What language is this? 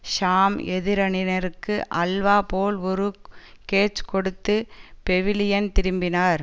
Tamil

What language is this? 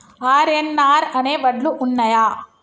Telugu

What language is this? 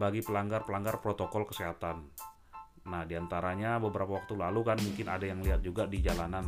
Indonesian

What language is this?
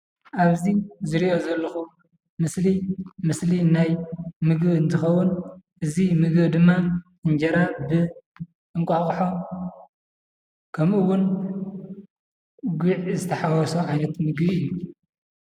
Tigrinya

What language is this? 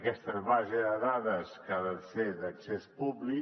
Catalan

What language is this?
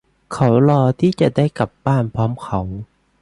Thai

